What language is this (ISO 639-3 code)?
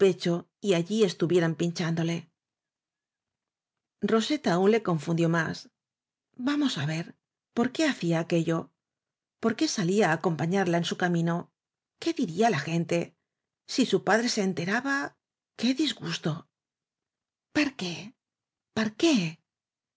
spa